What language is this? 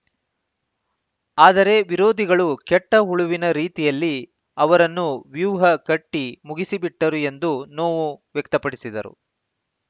Kannada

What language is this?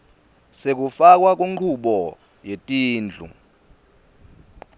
Swati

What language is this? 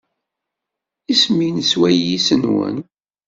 Kabyle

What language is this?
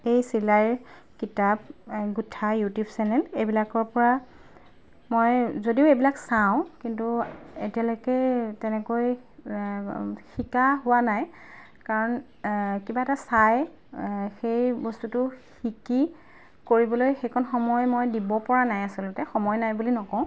Assamese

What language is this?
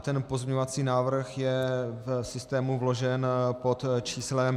Czech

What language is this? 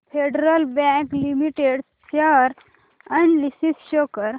Marathi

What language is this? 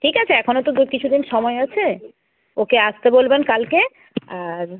Bangla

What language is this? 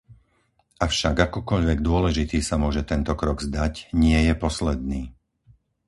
Slovak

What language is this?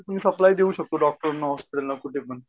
Marathi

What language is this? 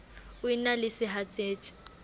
Southern Sotho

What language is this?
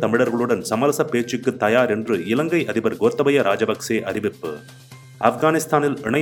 Tamil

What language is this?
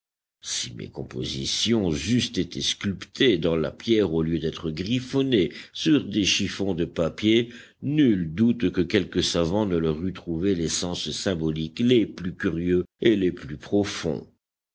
French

